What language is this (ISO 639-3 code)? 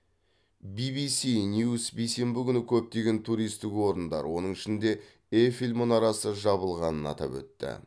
kaz